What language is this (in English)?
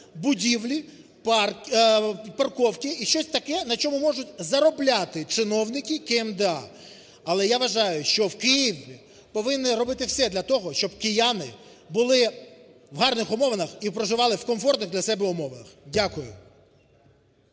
Ukrainian